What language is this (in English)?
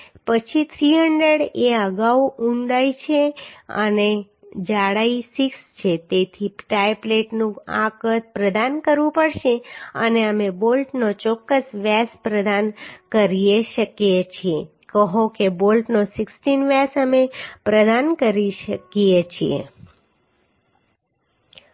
Gujarati